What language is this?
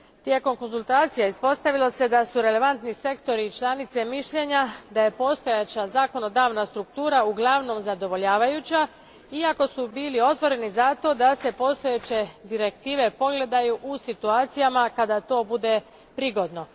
Croatian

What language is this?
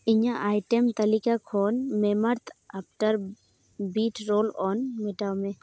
Santali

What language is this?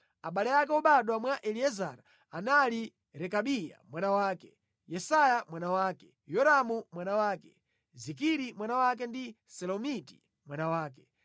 Nyanja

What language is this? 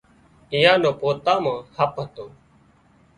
Wadiyara Koli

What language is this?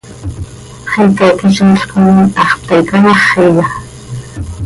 Seri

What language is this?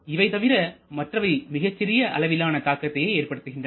Tamil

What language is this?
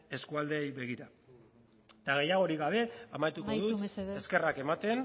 Basque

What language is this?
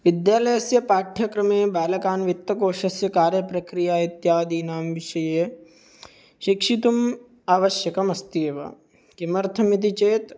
Sanskrit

